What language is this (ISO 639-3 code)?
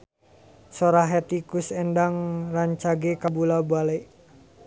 sun